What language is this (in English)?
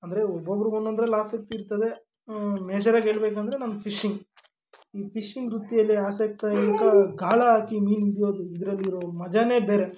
Kannada